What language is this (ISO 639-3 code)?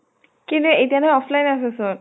asm